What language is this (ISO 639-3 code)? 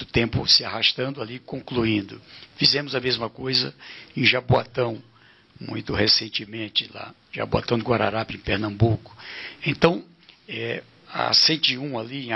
por